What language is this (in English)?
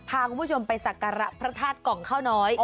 Thai